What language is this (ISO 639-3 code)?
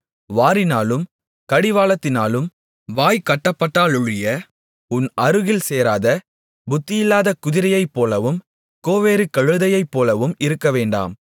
tam